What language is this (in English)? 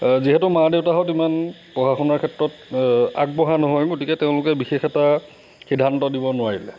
Assamese